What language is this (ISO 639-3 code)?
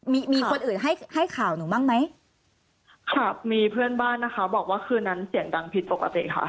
tha